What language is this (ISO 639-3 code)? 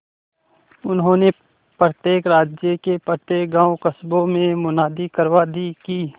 hin